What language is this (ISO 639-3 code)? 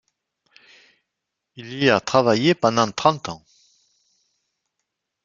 fra